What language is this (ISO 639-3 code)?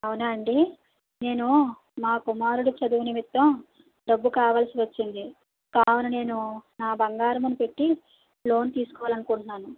tel